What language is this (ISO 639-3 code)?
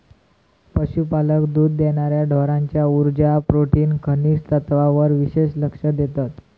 mar